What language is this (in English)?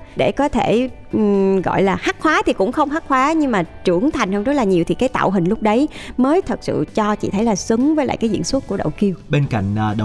Vietnamese